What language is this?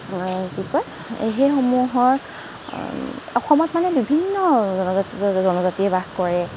Assamese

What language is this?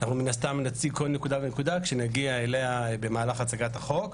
Hebrew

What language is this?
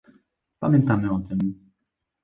Polish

